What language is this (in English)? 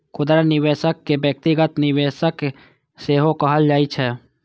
Maithili